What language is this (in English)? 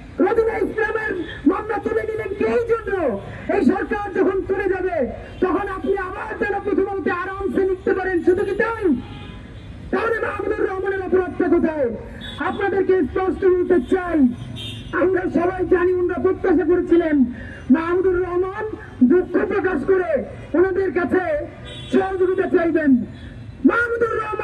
Bangla